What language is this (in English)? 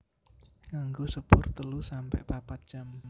Javanese